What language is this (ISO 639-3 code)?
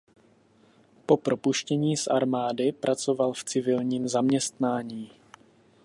ces